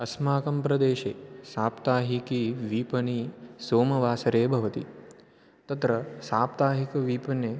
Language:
Sanskrit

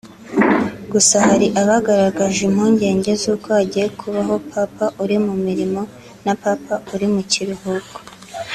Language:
Kinyarwanda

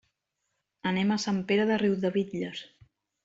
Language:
Catalan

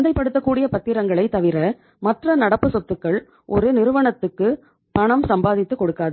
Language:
Tamil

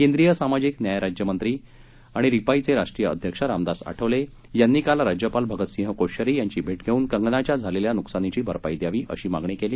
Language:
Marathi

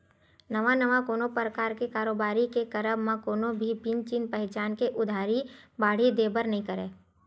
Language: Chhattisgarhi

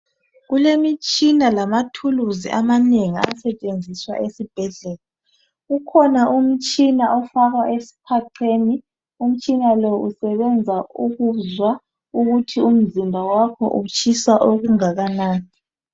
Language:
North Ndebele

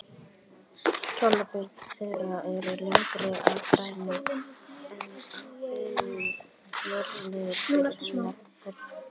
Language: Icelandic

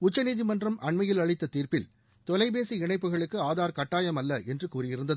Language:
Tamil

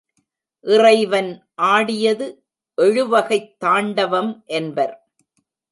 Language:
Tamil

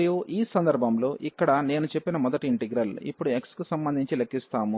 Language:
Telugu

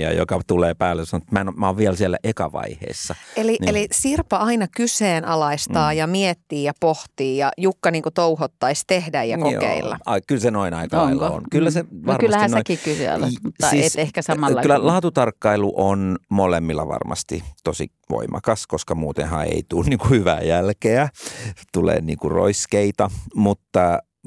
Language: Finnish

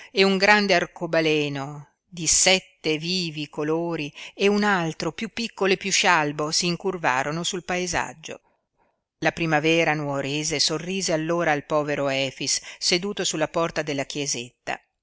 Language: Italian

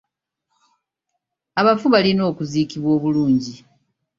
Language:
Ganda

